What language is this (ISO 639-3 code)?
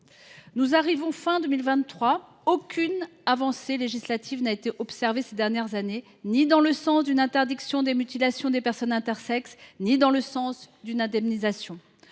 fra